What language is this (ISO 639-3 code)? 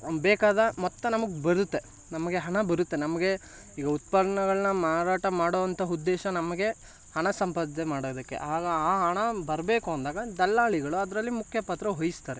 kan